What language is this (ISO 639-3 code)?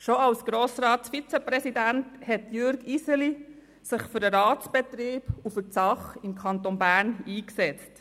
gsw